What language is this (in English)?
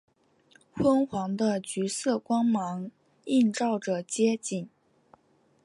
Chinese